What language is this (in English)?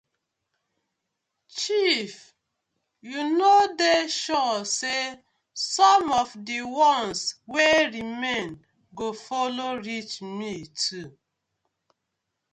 Nigerian Pidgin